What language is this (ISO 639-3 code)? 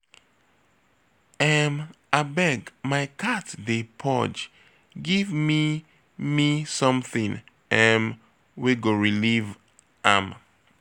pcm